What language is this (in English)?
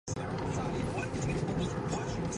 Mongolian